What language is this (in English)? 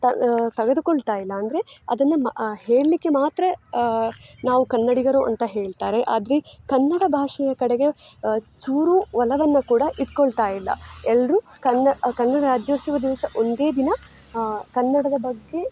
Kannada